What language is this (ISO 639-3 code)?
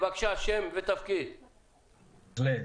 heb